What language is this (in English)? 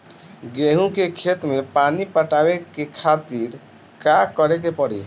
Bhojpuri